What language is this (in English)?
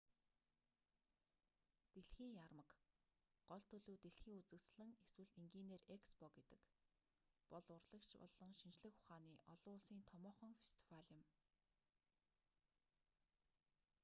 Mongolian